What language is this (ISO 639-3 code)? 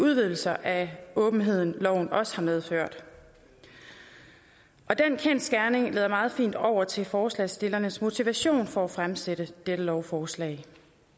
dan